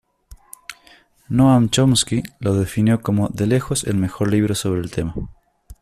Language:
Spanish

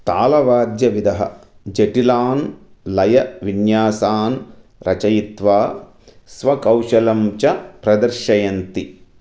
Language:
Sanskrit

